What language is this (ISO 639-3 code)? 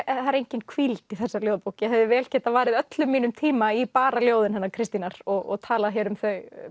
isl